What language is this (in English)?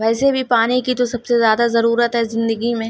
Urdu